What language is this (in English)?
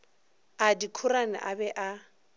Northern Sotho